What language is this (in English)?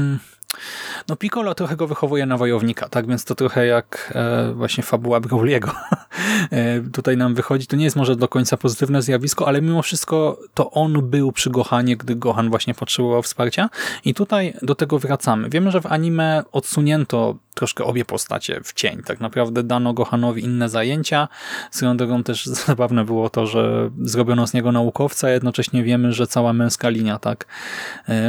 Polish